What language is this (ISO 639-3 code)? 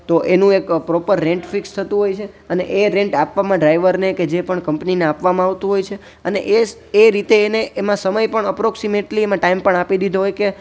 guj